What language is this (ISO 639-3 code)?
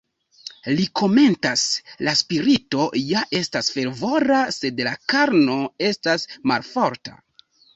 epo